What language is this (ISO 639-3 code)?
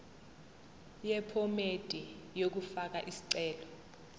zul